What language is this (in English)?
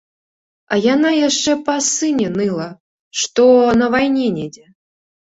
Belarusian